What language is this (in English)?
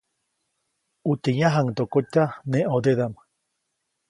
Copainalá Zoque